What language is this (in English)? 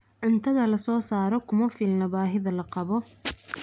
Somali